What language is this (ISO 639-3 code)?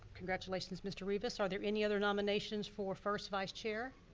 eng